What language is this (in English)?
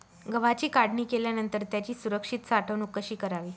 Marathi